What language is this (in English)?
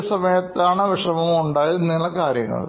Malayalam